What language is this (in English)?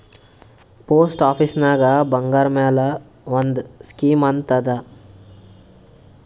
Kannada